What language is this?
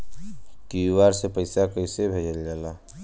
Bhojpuri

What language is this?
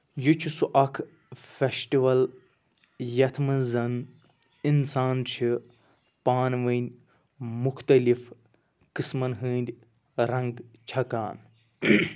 Kashmiri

